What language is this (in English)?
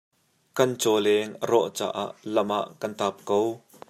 Hakha Chin